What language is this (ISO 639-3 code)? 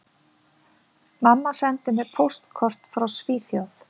isl